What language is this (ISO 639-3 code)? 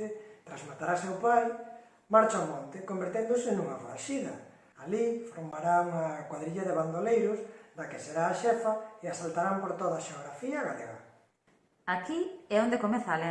glg